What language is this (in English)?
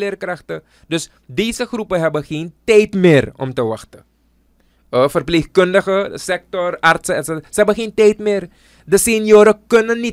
Dutch